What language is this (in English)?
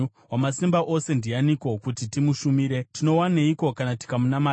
Shona